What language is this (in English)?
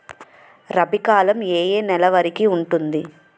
Telugu